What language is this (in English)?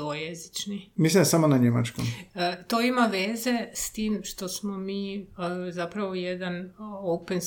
Croatian